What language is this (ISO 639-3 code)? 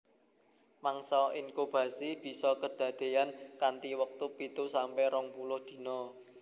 jav